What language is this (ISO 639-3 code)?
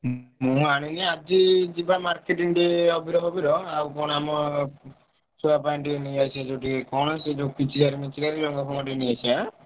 ori